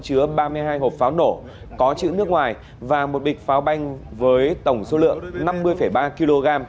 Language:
Vietnamese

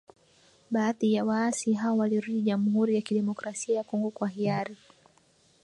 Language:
Swahili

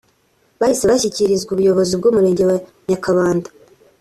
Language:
Kinyarwanda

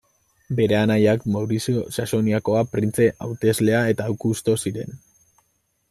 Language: Basque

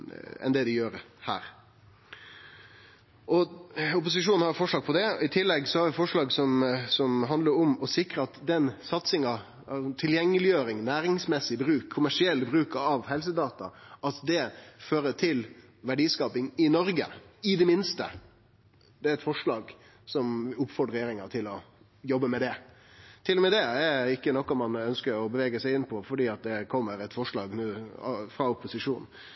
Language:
Norwegian Nynorsk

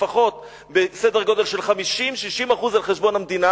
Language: Hebrew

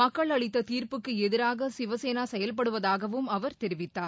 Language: Tamil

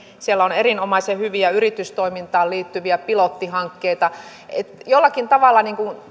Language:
Finnish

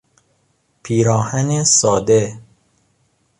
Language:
Persian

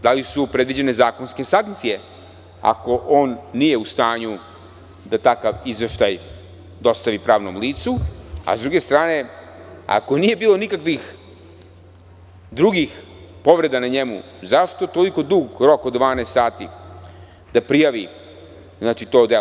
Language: Serbian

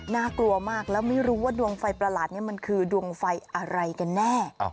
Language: Thai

